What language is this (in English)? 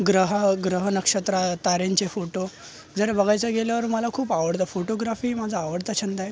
Marathi